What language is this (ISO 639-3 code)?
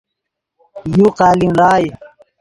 ydg